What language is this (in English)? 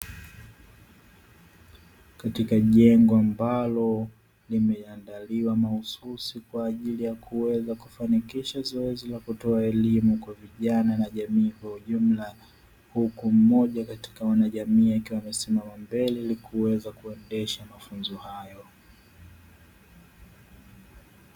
Swahili